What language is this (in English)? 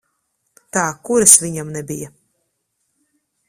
Latvian